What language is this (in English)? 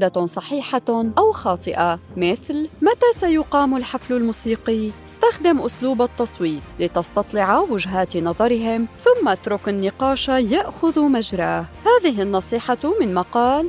Arabic